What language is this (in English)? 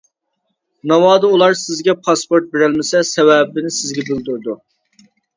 Uyghur